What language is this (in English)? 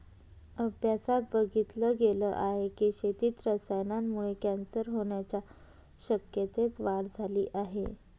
Marathi